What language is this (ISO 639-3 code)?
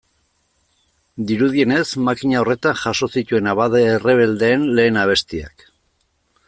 eus